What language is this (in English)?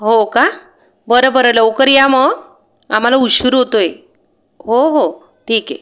Marathi